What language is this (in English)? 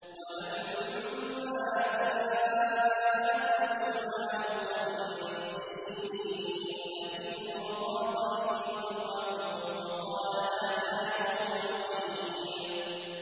Arabic